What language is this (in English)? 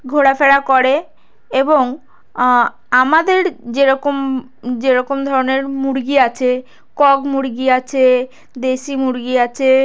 Bangla